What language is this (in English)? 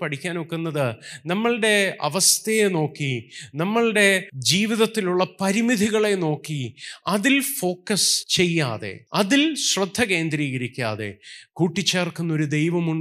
Malayalam